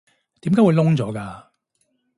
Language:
Cantonese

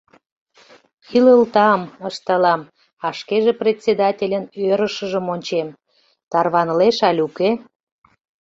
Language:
Mari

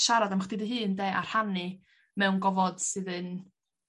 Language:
Welsh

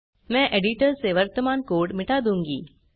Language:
Hindi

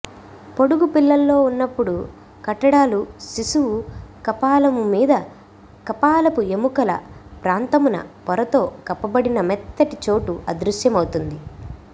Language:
Telugu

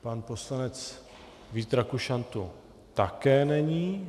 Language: Czech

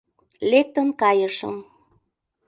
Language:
Mari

